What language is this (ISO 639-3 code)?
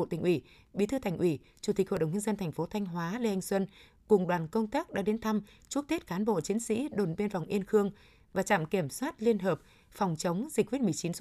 vie